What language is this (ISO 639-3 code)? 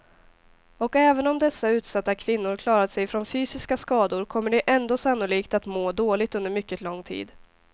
swe